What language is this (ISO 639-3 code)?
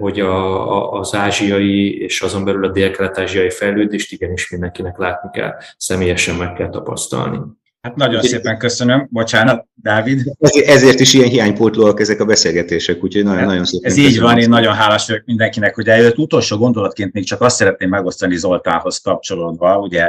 hun